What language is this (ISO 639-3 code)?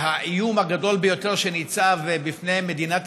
heb